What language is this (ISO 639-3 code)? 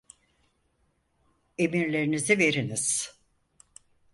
tur